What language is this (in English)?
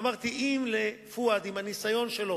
Hebrew